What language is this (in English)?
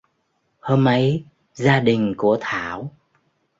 Vietnamese